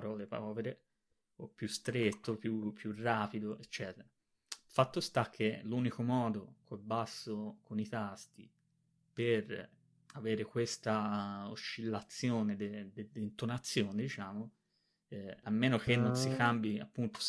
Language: Italian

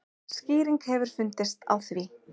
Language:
Icelandic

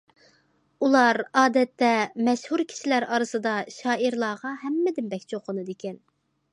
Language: Uyghur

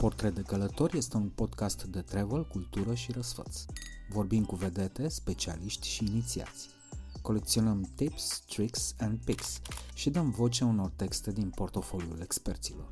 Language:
Romanian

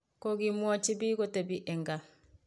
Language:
Kalenjin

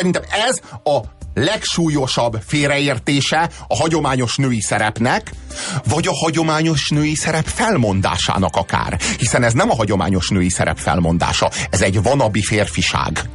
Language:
Hungarian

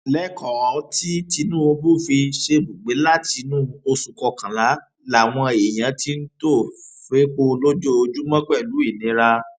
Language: Yoruba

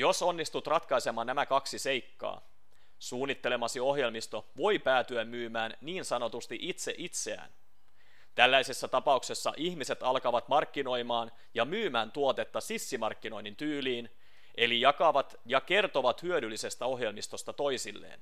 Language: Finnish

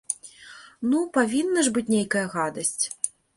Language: Belarusian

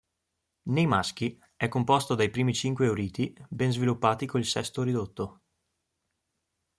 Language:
Italian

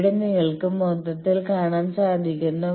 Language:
Malayalam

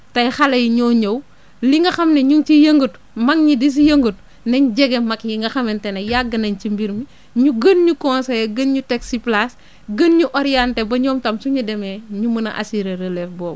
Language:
Wolof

